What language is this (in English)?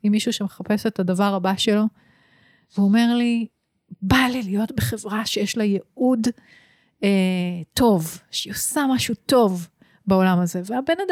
Hebrew